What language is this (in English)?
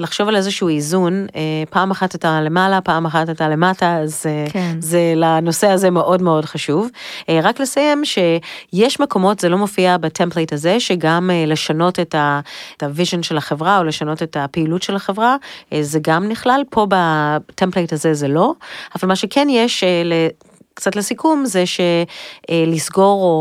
Hebrew